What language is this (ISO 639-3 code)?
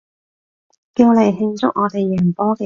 yue